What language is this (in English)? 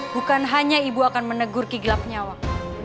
Indonesian